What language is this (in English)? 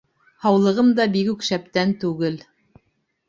Bashkir